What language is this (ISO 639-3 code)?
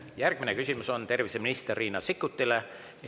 est